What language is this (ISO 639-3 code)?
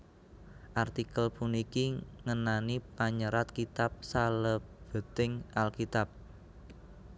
jav